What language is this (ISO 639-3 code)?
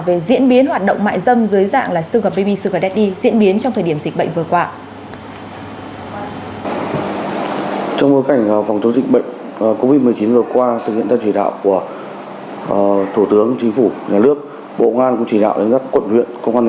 vie